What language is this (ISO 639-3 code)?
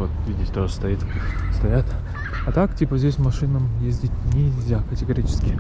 rus